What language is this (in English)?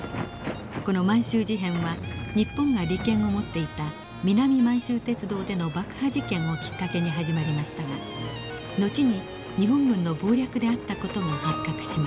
Japanese